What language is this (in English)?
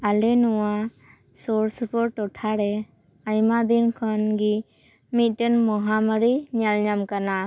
Santali